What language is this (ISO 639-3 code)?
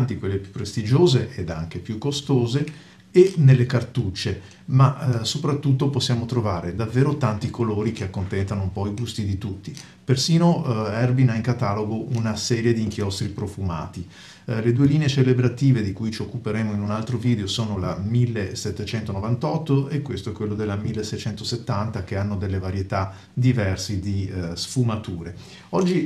ita